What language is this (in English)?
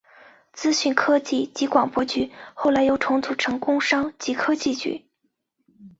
Chinese